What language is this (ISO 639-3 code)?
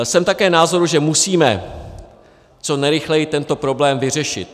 ces